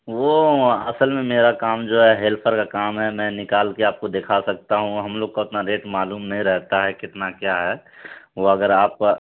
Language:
Urdu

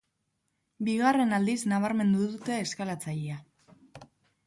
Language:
Basque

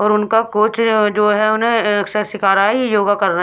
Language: Hindi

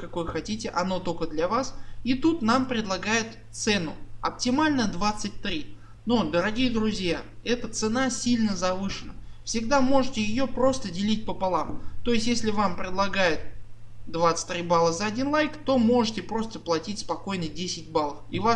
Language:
Russian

